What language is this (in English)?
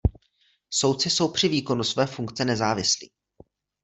Czech